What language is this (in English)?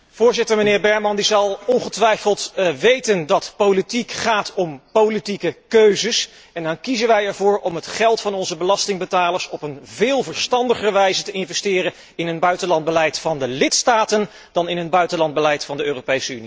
Dutch